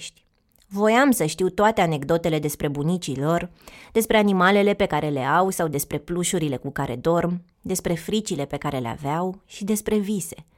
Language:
Romanian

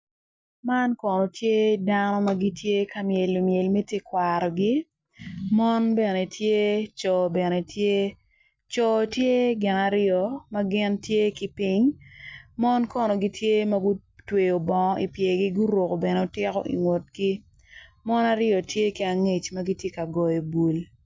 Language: Acoli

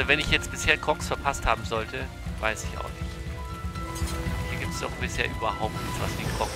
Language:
German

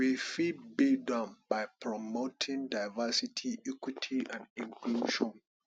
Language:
Nigerian Pidgin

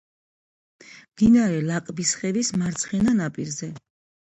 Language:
Georgian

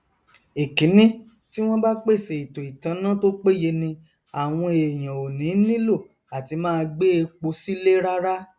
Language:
Yoruba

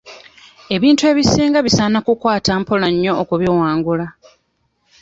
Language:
Ganda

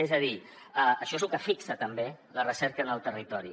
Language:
Catalan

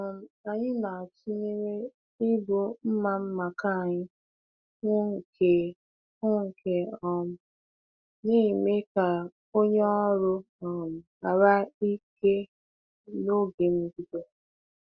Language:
Igbo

